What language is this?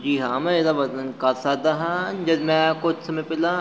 Punjabi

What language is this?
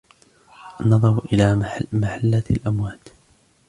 Arabic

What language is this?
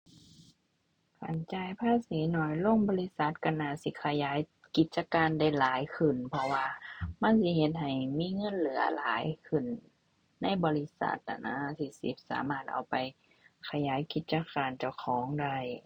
Thai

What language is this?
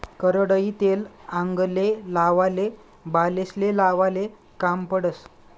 Marathi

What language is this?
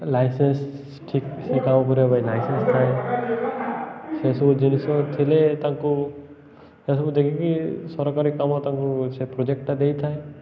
Odia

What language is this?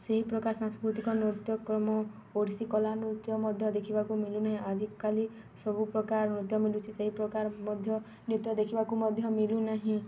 Odia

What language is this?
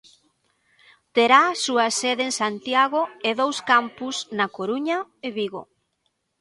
Galician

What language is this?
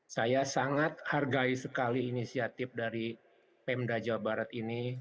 Indonesian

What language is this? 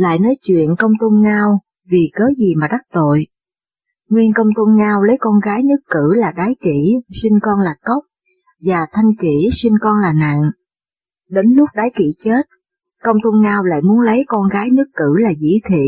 Vietnamese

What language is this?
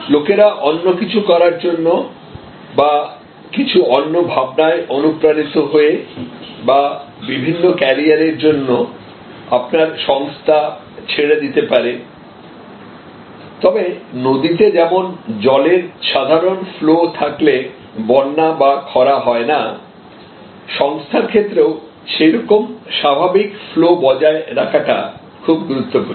Bangla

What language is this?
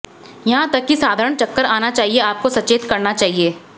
Hindi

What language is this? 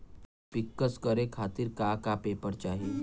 Bhojpuri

